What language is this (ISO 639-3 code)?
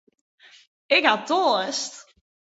fry